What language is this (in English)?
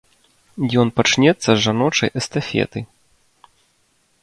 Belarusian